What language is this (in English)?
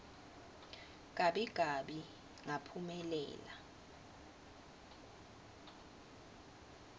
Swati